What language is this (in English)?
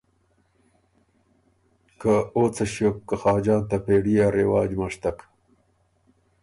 Ormuri